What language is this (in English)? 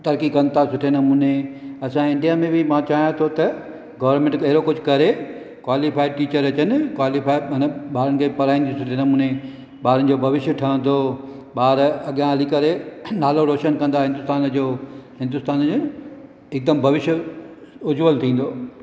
Sindhi